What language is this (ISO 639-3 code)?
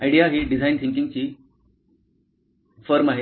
mar